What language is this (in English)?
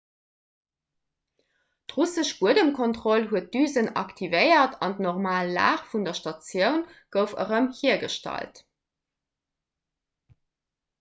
Luxembourgish